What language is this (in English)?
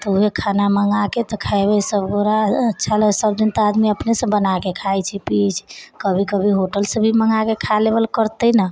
Maithili